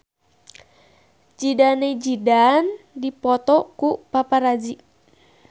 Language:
Sundanese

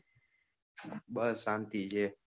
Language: Gujarati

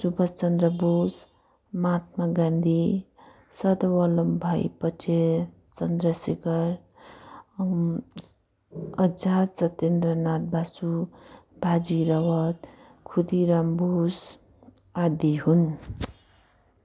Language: Nepali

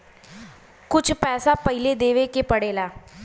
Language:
Bhojpuri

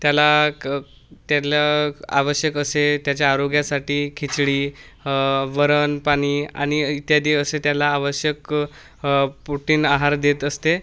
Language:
Marathi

